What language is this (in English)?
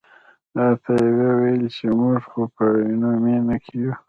Pashto